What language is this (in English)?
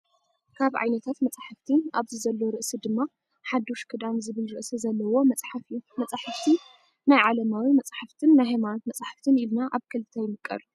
Tigrinya